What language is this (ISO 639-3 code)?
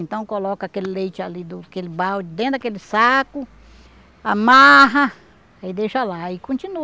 por